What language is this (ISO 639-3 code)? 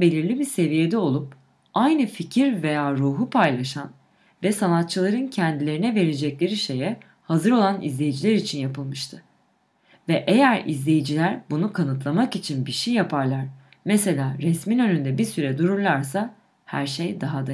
tur